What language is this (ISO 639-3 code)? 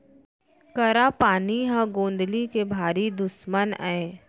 hne